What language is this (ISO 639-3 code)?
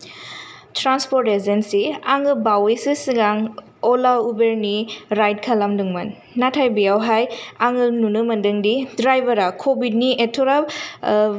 brx